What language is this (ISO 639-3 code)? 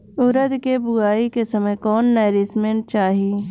bho